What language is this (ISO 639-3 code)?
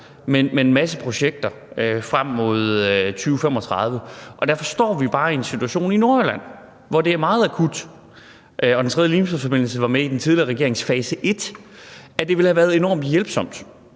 dan